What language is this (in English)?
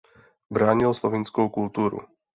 Czech